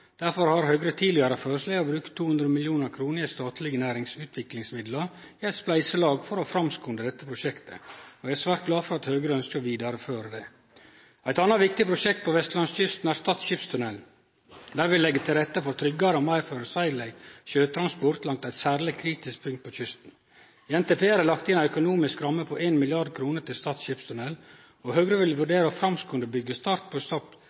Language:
Norwegian Nynorsk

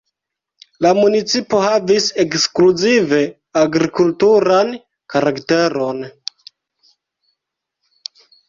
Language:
Esperanto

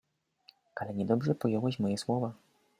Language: Polish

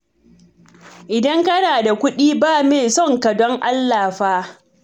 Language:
Hausa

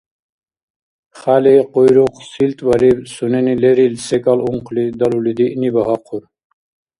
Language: Dargwa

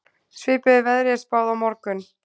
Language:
Icelandic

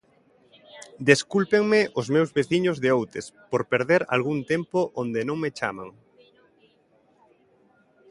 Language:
Galician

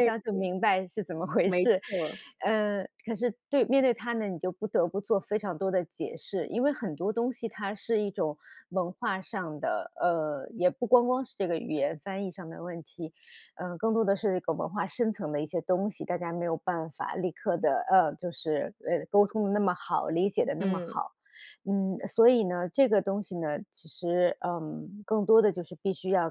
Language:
Chinese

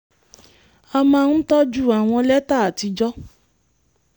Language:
Yoruba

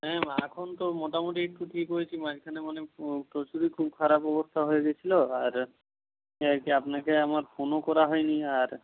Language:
Bangla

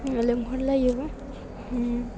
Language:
Bodo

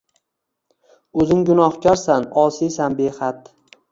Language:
Uzbek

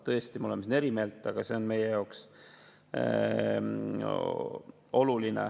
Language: Estonian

